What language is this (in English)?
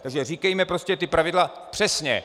Czech